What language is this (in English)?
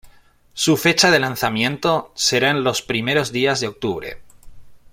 Spanish